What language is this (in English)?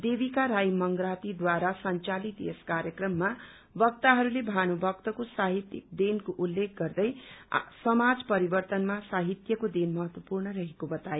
Nepali